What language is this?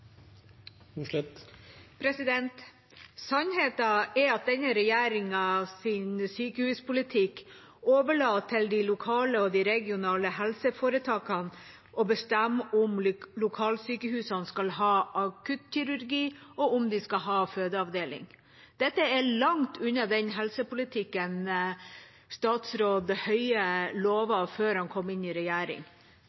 Norwegian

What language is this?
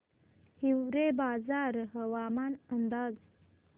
Marathi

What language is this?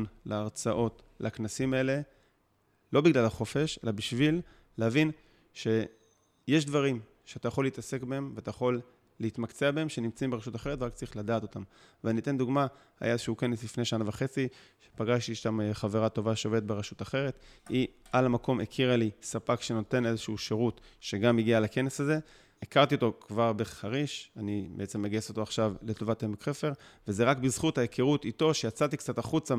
Hebrew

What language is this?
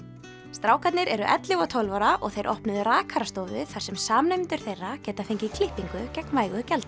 Icelandic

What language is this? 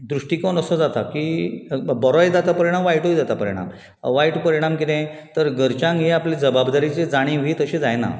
Konkani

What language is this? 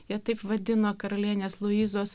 Lithuanian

